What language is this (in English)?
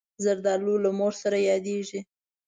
Pashto